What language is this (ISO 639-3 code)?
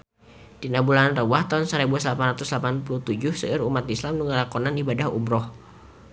sun